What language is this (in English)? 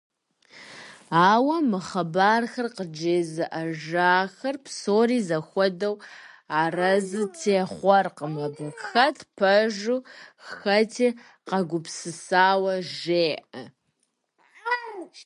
Kabardian